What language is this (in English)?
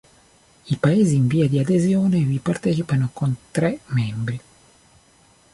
Italian